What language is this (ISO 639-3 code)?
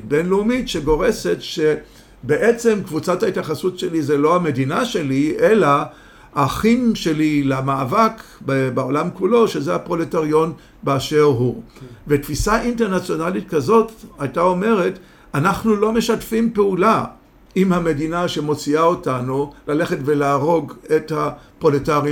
heb